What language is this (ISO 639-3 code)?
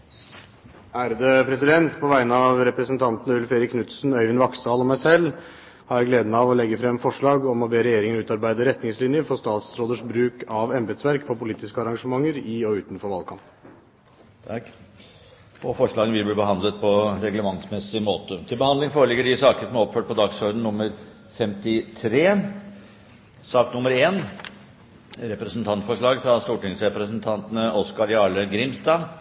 nob